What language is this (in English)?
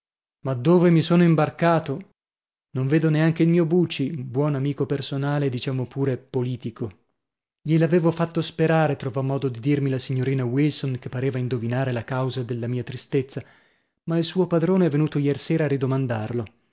Italian